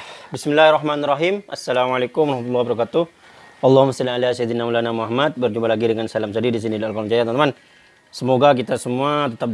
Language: Indonesian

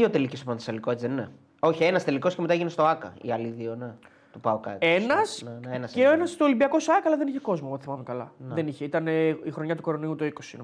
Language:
Greek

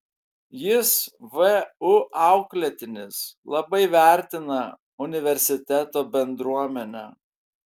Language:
Lithuanian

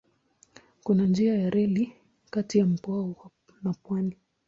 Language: Swahili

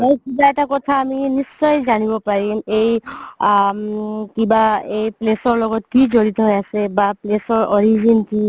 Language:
Assamese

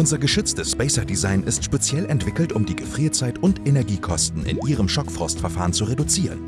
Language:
German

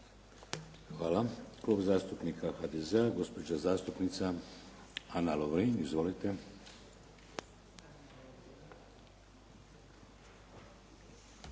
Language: Croatian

